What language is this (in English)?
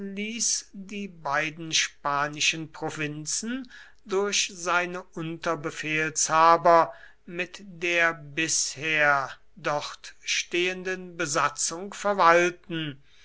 German